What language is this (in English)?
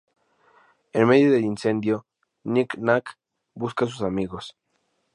Spanish